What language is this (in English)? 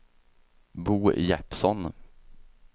Swedish